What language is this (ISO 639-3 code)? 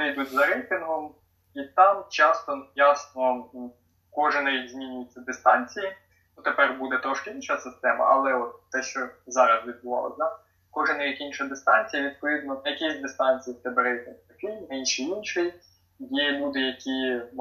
ukr